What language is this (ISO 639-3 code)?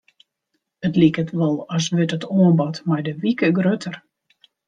fry